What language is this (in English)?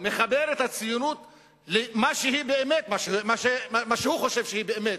Hebrew